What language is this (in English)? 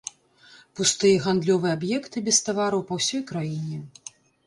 Belarusian